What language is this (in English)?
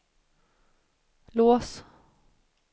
Swedish